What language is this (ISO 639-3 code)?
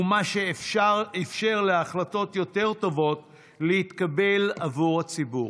heb